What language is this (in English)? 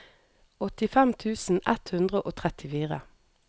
Norwegian